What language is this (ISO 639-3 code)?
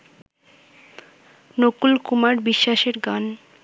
ben